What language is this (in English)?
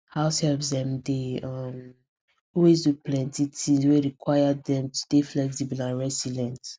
Nigerian Pidgin